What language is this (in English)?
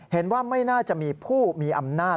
Thai